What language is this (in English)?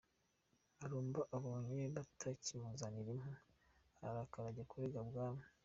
Kinyarwanda